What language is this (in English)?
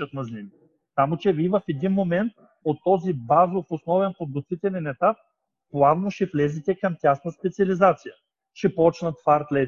Bulgarian